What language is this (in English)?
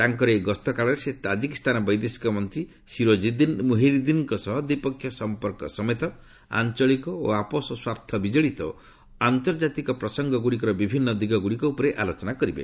Odia